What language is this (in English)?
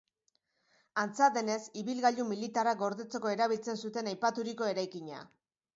Basque